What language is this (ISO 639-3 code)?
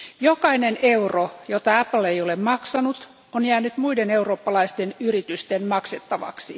fin